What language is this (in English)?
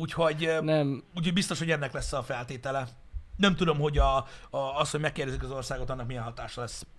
Hungarian